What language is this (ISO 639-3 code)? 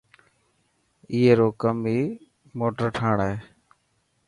mki